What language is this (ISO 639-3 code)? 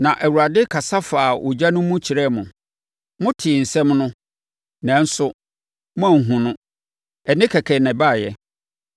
aka